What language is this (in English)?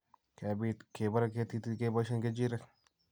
Kalenjin